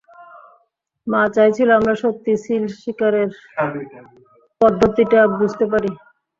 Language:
Bangla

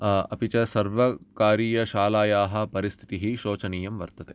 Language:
Sanskrit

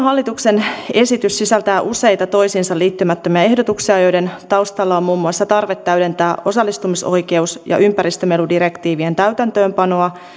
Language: Finnish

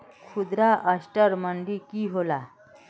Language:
Magahi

